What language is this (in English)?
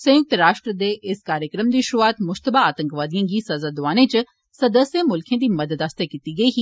Dogri